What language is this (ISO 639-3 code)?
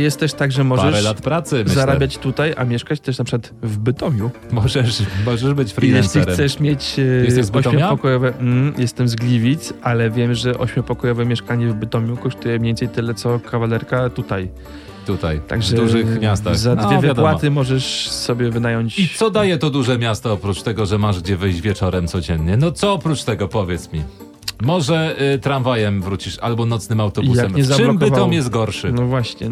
pol